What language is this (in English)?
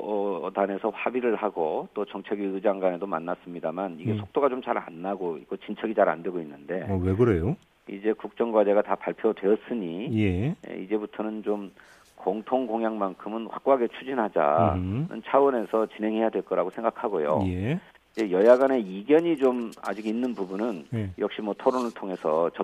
Korean